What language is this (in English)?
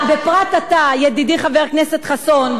Hebrew